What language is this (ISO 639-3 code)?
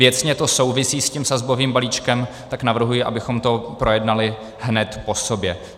ces